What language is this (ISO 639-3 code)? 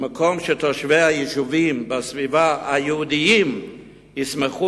heb